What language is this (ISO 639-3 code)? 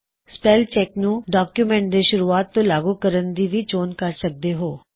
pan